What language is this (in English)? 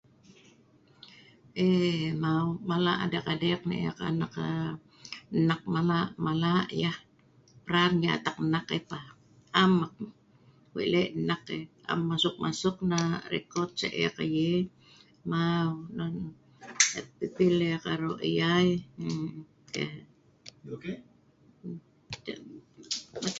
Sa'ban